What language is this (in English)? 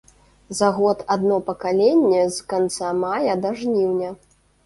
Belarusian